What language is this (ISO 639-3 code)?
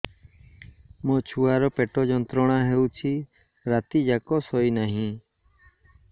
ori